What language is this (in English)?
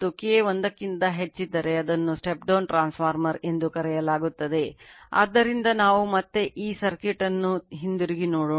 Kannada